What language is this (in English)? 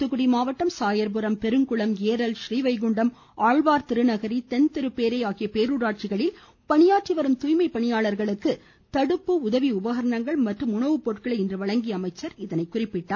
Tamil